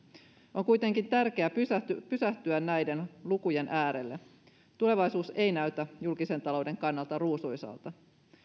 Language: Finnish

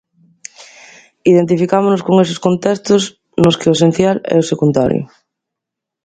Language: Galician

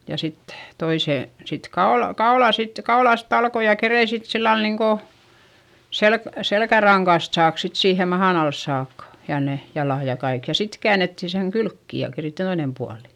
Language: Finnish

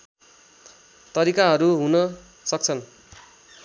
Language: Nepali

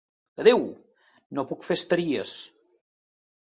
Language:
Catalan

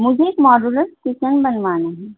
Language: Urdu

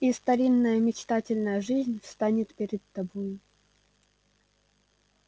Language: Russian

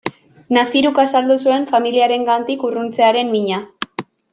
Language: Basque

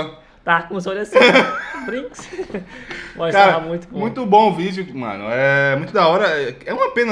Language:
Portuguese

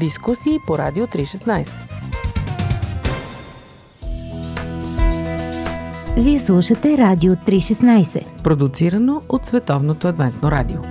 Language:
Bulgarian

